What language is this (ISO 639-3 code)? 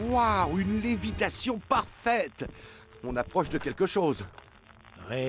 fra